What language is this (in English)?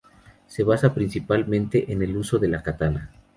Spanish